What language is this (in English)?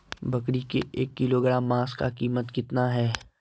Magahi